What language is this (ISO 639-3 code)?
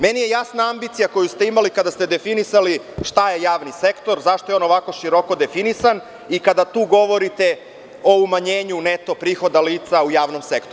srp